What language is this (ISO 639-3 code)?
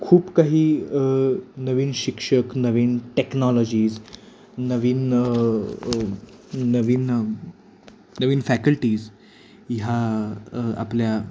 mar